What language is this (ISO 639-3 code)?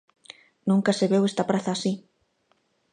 glg